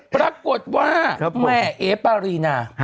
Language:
Thai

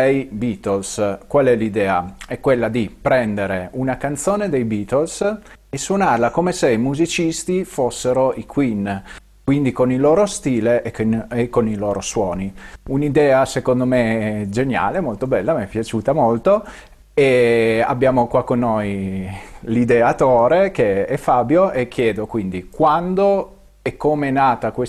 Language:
Italian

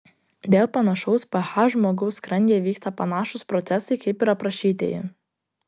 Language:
Lithuanian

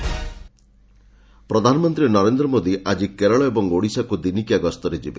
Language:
Odia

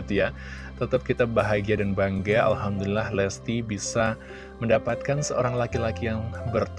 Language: Indonesian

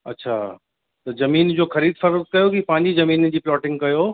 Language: Sindhi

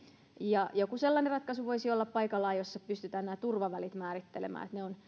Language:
Finnish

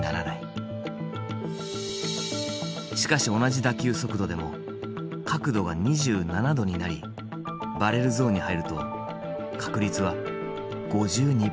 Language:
Japanese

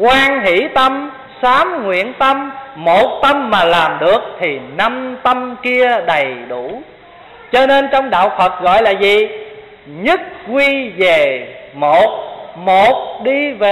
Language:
Vietnamese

